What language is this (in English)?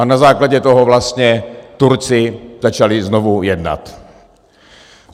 Czech